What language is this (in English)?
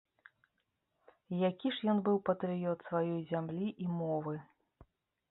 Belarusian